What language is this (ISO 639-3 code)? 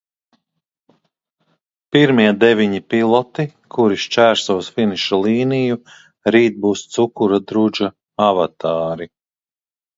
lav